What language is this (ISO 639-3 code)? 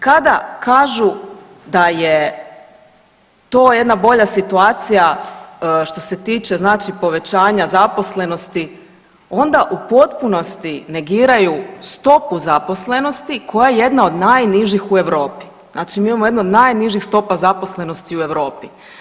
hrv